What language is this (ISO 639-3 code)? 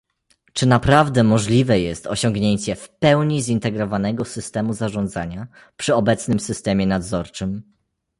pol